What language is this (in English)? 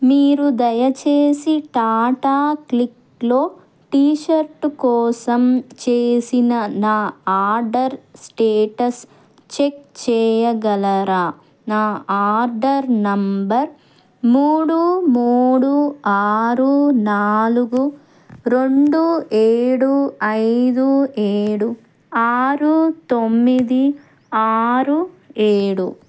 Telugu